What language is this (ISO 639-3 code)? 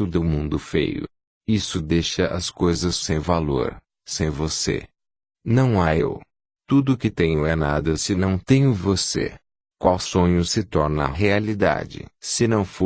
por